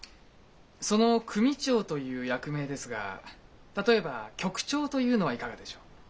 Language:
Japanese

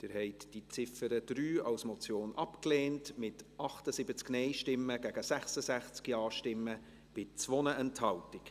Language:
Swiss German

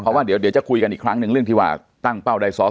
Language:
Thai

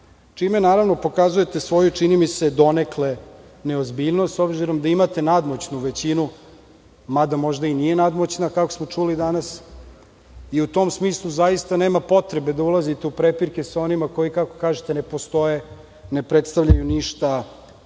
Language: Serbian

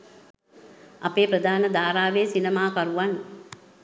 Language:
Sinhala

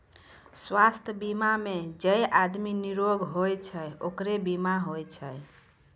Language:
Maithili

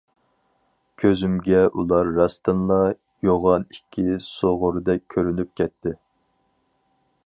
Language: Uyghur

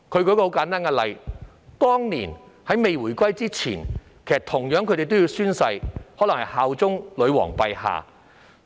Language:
Cantonese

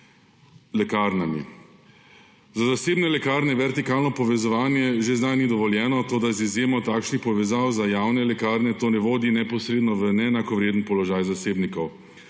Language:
Slovenian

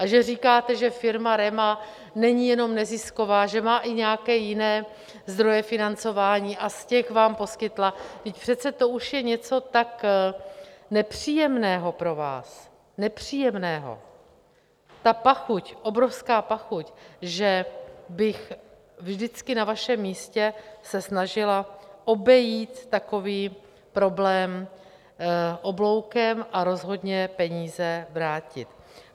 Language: Czech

